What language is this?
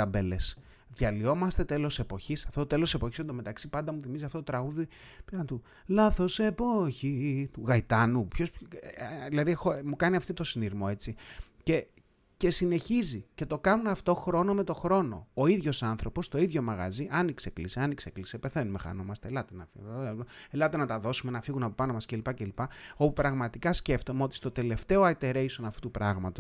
Greek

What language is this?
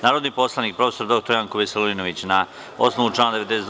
Serbian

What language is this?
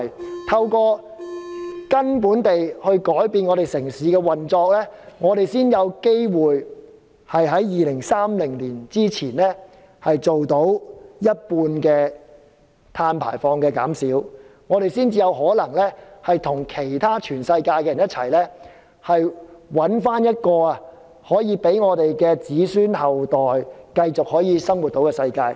Cantonese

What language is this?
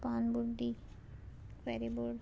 Konkani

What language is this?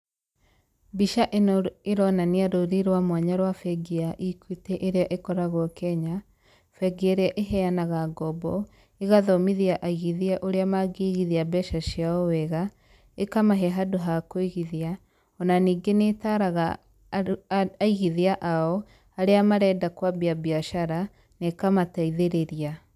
Kikuyu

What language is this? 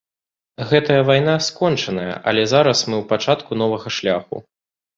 Belarusian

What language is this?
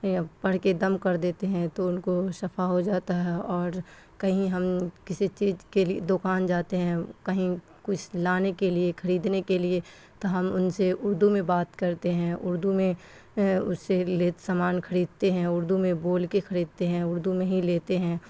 Urdu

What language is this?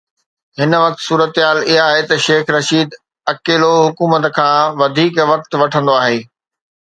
Sindhi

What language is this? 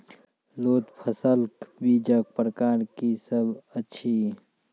Maithili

